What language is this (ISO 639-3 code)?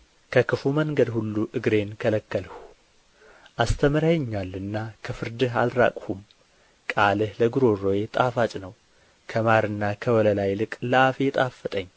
amh